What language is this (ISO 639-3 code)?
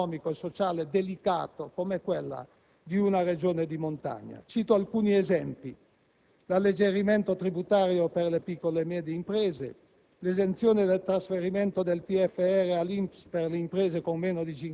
ita